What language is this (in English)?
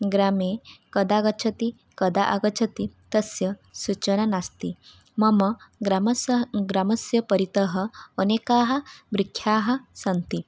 Sanskrit